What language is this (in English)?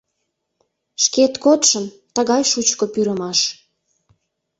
Mari